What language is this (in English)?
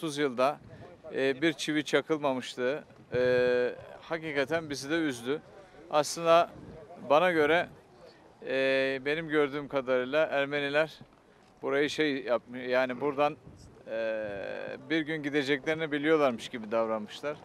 Turkish